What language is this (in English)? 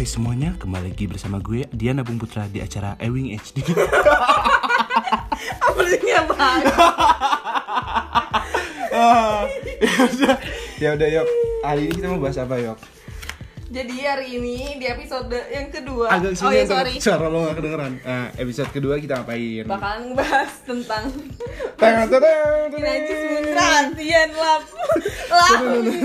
Indonesian